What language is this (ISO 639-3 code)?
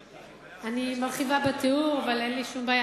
heb